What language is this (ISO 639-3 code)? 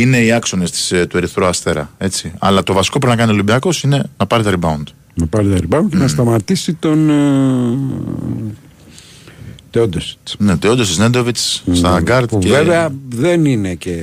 ell